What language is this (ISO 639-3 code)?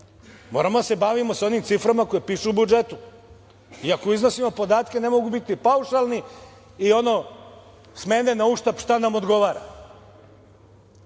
srp